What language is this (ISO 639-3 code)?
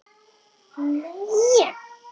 isl